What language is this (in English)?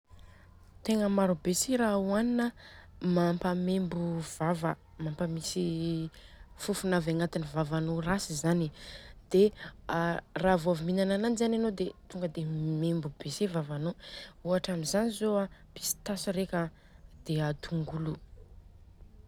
Southern Betsimisaraka Malagasy